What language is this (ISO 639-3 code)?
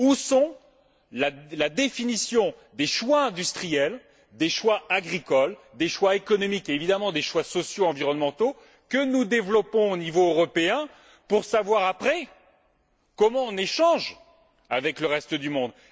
fra